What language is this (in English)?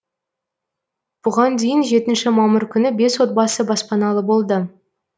Kazakh